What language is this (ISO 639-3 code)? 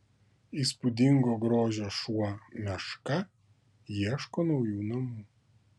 lit